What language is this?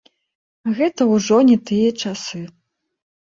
Belarusian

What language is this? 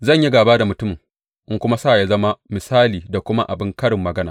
Hausa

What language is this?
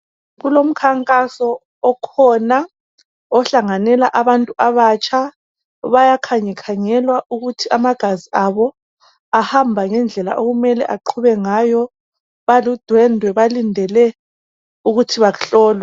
North Ndebele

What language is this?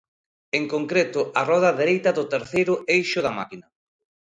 Galician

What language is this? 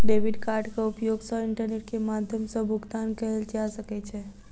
Maithili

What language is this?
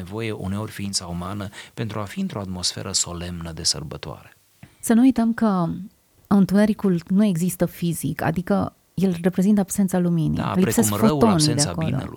Romanian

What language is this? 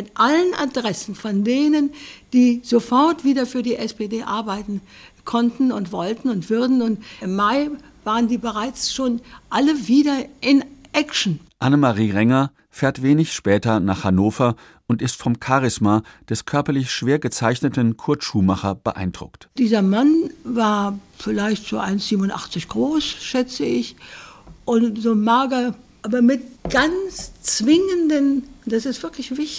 German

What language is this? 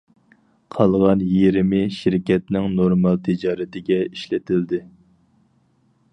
Uyghur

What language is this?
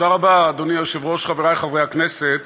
Hebrew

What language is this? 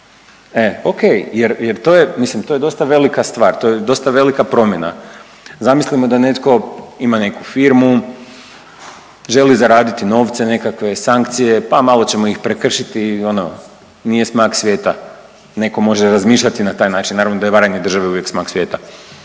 Croatian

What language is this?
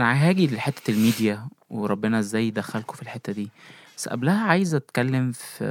Arabic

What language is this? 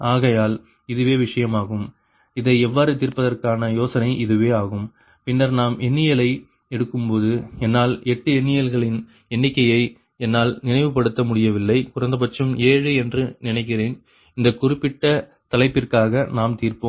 Tamil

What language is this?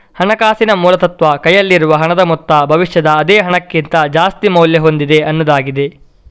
Kannada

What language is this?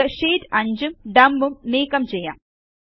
Malayalam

